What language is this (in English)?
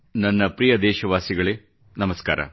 Kannada